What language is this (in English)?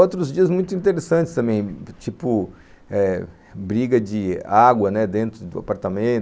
Portuguese